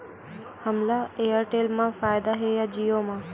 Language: Chhattisgarhi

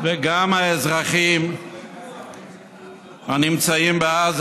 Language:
Hebrew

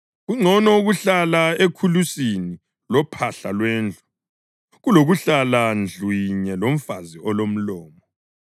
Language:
North Ndebele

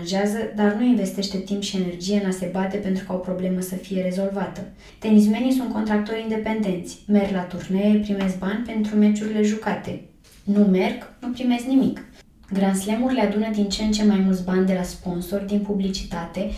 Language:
Romanian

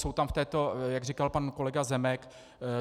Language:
Czech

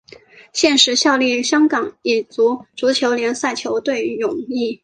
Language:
Chinese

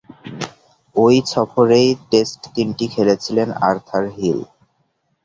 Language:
Bangla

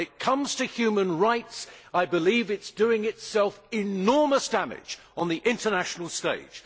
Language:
English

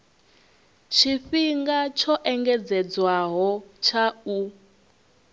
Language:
Venda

